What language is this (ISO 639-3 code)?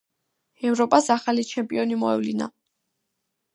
kat